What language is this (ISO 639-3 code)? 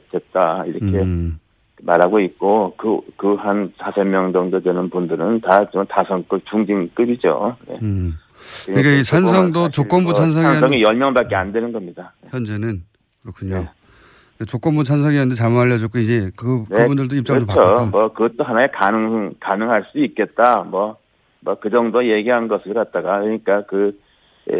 kor